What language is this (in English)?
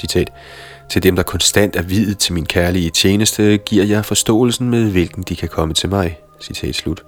Danish